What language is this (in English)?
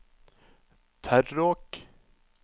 Norwegian